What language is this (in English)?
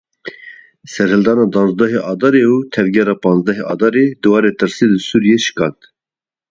Kurdish